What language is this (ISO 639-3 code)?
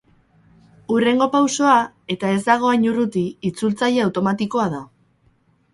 eus